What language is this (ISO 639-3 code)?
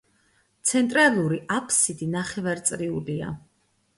kat